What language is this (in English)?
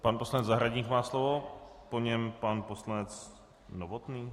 Czech